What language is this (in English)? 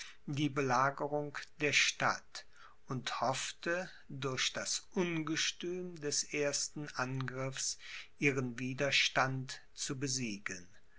German